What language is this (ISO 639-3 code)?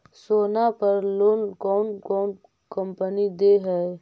mag